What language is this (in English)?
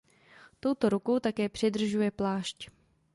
Czech